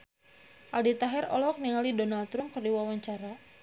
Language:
Sundanese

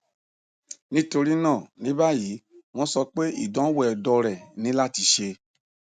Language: Yoruba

